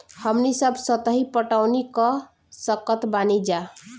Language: Bhojpuri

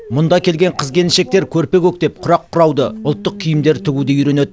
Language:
Kazakh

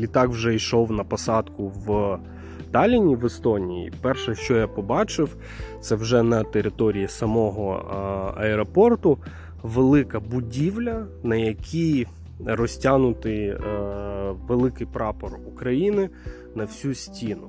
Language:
Ukrainian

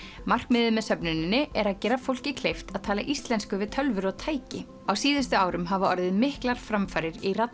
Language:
Icelandic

